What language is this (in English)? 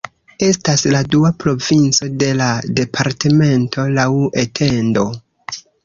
Esperanto